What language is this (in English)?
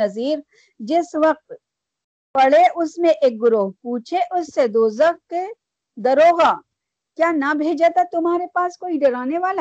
Urdu